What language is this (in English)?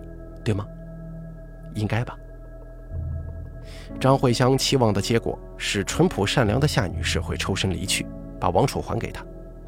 Chinese